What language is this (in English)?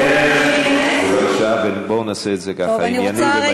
Hebrew